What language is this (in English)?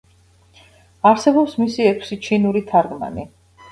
Georgian